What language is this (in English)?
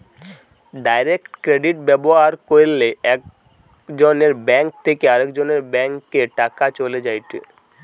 Bangla